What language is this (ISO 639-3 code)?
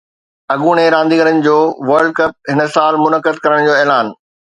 snd